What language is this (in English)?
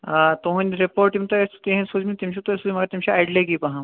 Kashmiri